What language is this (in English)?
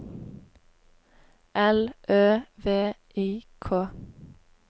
Norwegian